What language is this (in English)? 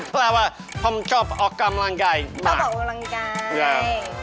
Thai